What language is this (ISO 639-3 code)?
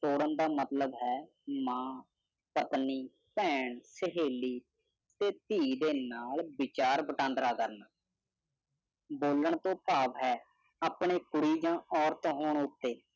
pan